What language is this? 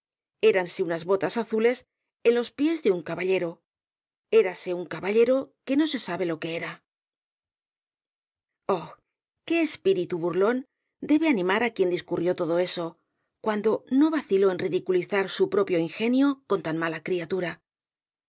Spanish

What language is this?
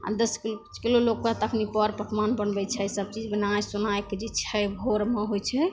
Maithili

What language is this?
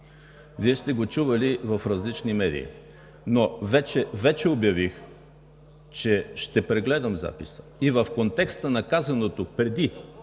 Bulgarian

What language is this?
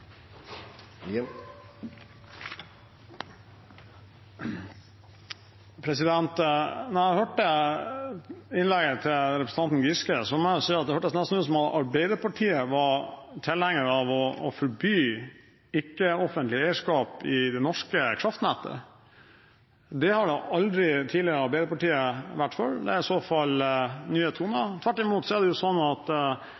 Norwegian Bokmål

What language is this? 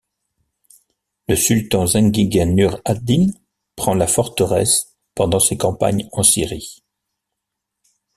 French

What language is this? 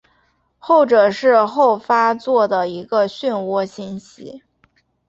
Chinese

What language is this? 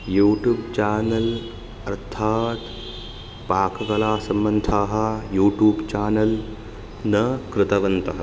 Sanskrit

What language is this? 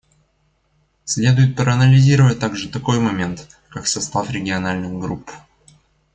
Russian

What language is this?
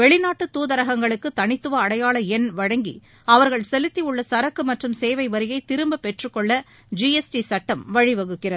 Tamil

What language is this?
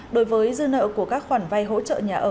Vietnamese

